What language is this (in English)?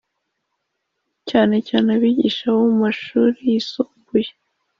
Kinyarwanda